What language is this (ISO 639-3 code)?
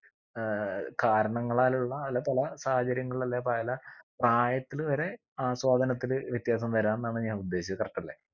mal